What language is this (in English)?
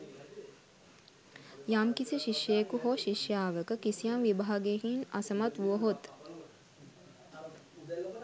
Sinhala